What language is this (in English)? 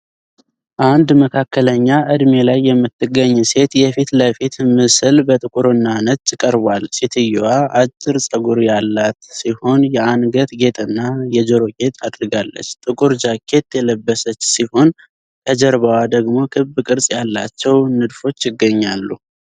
Amharic